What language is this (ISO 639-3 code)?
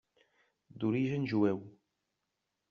cat